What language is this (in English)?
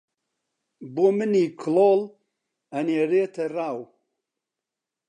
Central Kurdish